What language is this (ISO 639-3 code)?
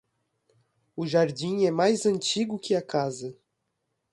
por